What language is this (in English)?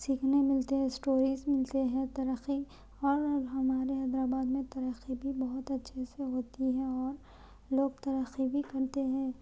Urdu